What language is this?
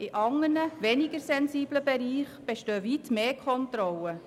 Swiss German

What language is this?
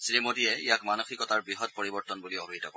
Assamese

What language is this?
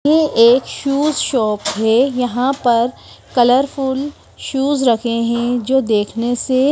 Hindi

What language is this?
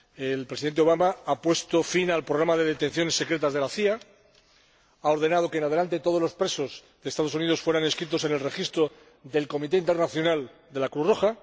Spanish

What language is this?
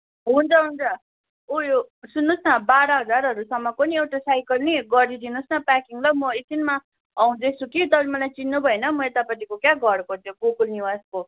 Nepali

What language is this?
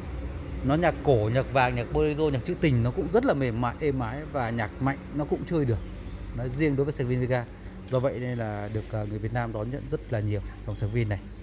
Vietnamese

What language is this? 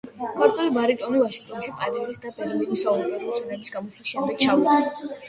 Georgian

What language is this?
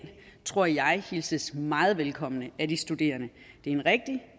Danish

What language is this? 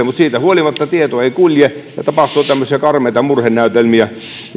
Finnish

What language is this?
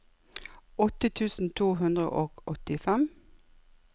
Norwegian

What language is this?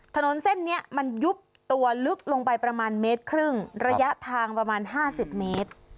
Thai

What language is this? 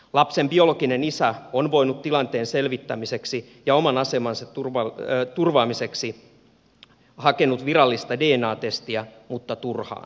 Finnish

